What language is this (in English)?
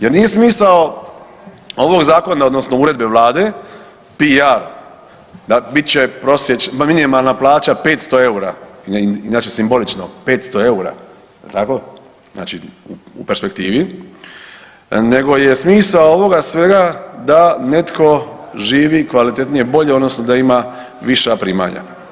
Croatian